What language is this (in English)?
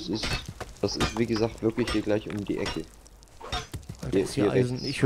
German